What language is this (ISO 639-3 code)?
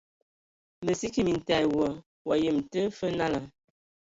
ewo